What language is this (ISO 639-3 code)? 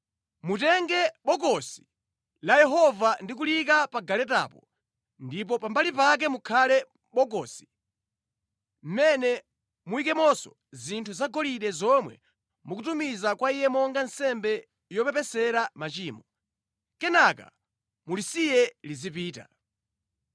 nya